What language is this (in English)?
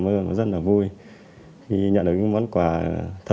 Vietnamese